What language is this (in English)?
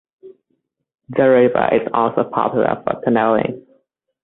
English